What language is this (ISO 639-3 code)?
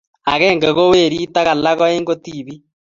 kln